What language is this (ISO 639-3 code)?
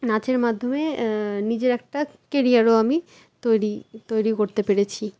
ben